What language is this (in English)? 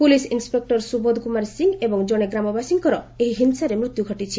Odia